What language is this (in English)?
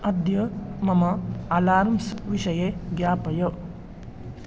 Sanskrit